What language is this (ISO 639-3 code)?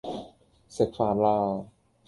yue